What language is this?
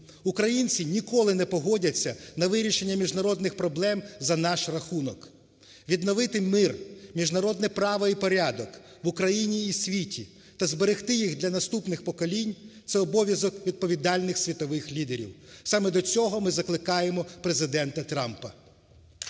Ukrainian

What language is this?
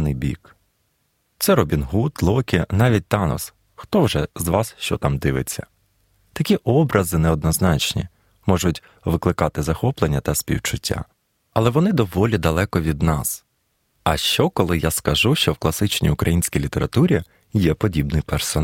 Ukrainian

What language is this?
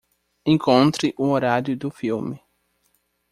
Portuguese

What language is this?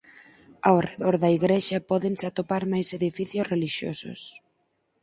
Galician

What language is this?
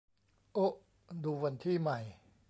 Thai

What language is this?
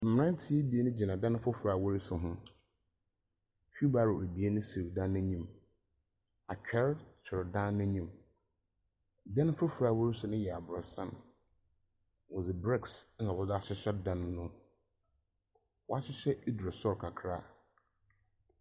Akan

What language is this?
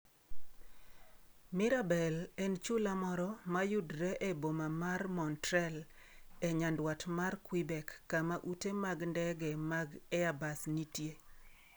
Luo (Kenya and Tanzania)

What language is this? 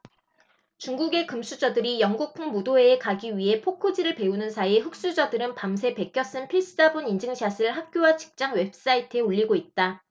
Korean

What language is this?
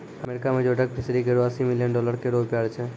Maithili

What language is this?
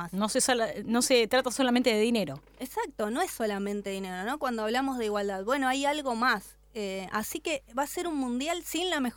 Spanish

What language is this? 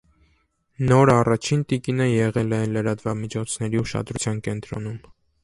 Armenian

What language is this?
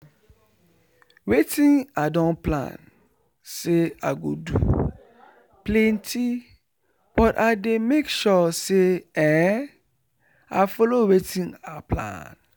Nigerian Pidgin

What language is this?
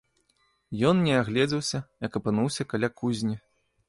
Belarusian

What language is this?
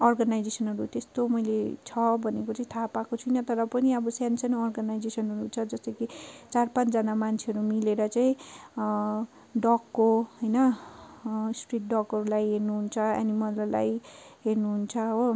Nepali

